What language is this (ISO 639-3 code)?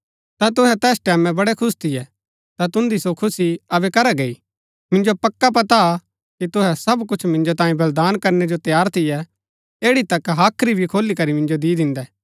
gbk